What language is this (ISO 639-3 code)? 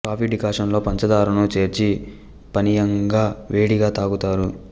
tel